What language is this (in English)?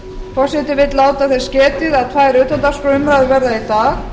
Icelandic